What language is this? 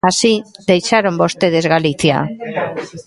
Galician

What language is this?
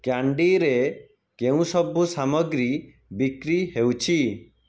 Odia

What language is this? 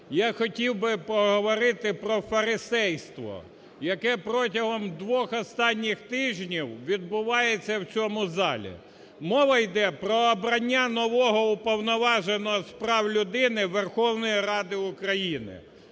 Ukrainian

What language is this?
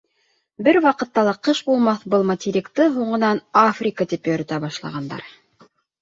Bashkir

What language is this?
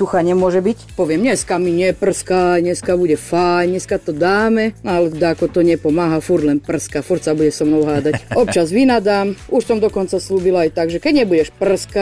Slovak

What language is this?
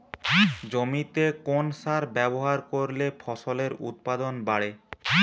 Bangla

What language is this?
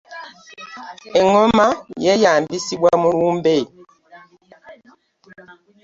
Ganda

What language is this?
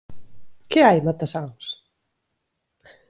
Galician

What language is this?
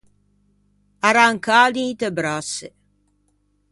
Ligurian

